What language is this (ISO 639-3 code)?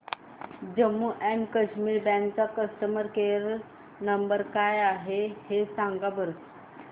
mar